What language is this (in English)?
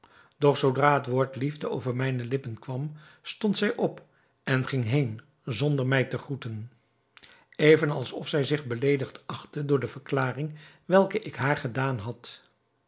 Dutch